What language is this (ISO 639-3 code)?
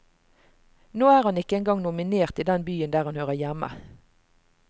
nor